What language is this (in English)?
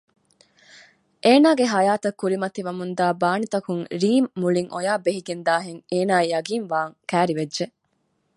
Divehi